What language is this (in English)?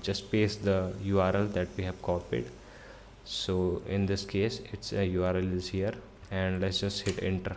English